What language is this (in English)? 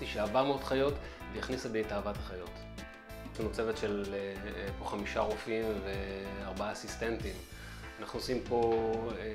Hebrew